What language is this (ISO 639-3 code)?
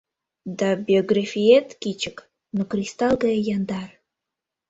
chm